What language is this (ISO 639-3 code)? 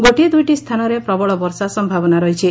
ori